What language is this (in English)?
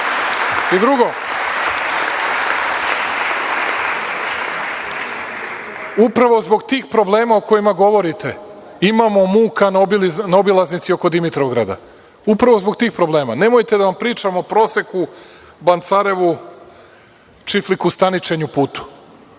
Serbian